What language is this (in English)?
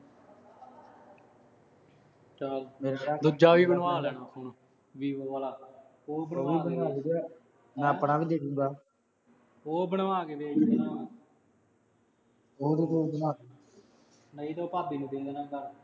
Punjabi